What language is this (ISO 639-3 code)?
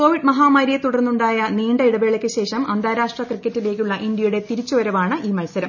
mal